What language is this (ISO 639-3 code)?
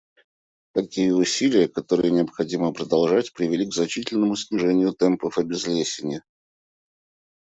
rus